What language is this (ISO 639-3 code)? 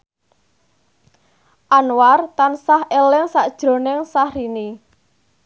jav